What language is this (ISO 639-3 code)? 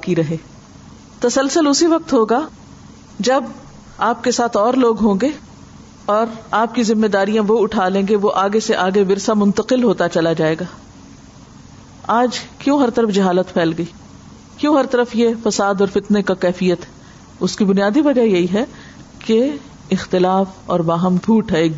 urd